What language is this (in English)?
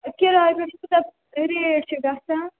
Kashmiri